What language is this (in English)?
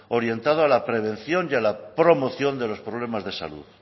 Spanish